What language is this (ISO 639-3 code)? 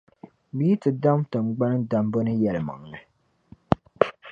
dag